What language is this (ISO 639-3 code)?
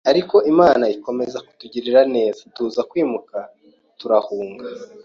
kin